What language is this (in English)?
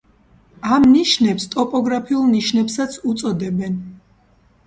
Georgian